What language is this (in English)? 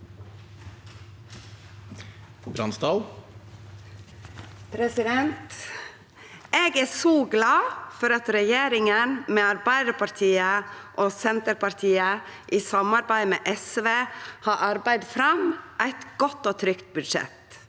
Norwegian